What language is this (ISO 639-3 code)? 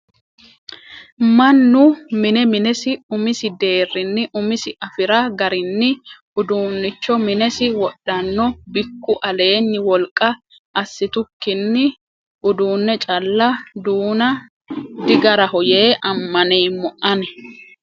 sid